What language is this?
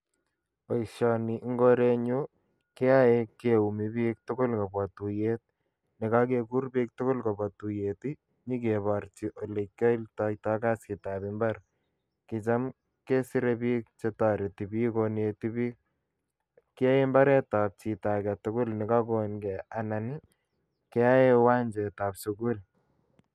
Kalenjin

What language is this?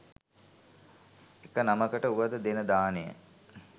Sinhala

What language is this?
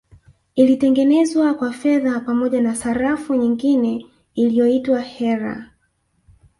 Swahili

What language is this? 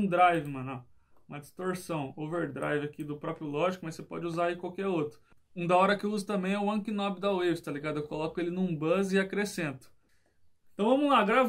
Portuguese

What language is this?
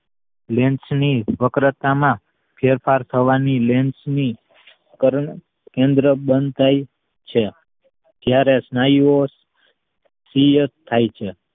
Gujarati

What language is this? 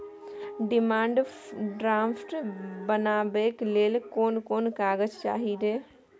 Maithili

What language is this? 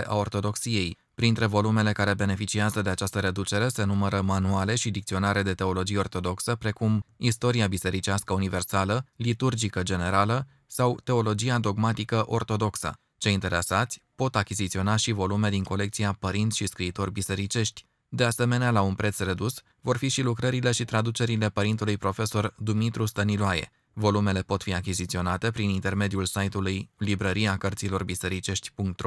Romanian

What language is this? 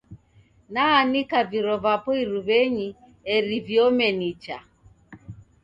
Taita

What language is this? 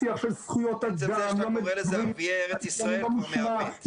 Hebrew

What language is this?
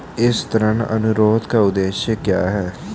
Hindi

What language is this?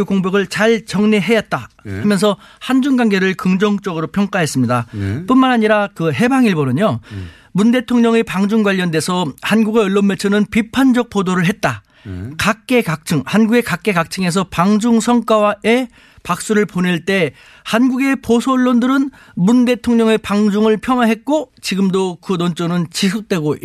Korean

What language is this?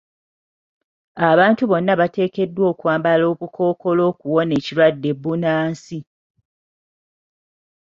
Ganda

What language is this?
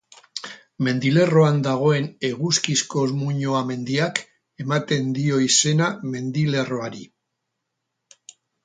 Basque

